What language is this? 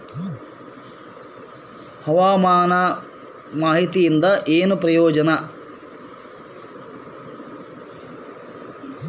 Kannada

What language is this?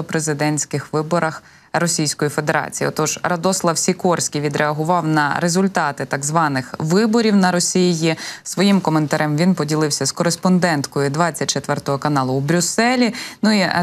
Ukrainian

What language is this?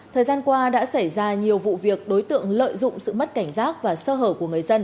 Vietnamese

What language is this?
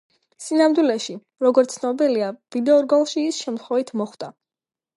Georgian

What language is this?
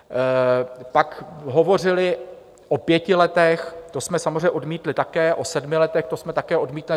Czech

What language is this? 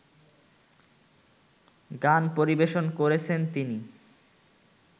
Bangla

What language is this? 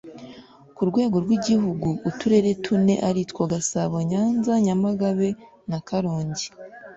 Kinyarwanda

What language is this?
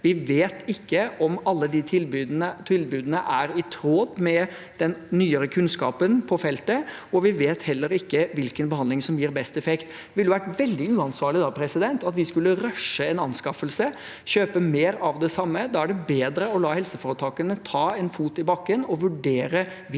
Norwegian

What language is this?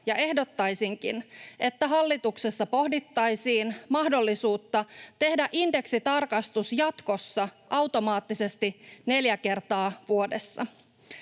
Finnish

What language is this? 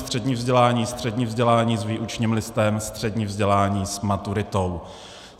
Czech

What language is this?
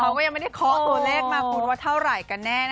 Thai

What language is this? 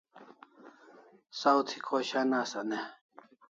Kalasha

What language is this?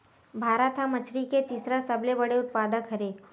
Chhattisgarhi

